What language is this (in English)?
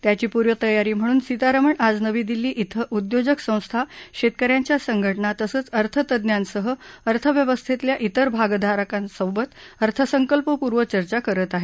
Marathi